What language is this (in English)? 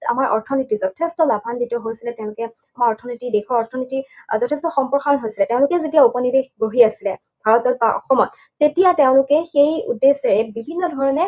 Assamese